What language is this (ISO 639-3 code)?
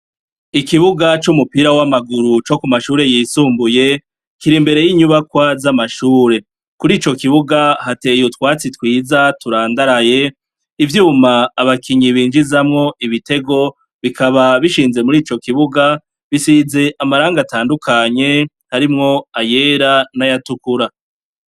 run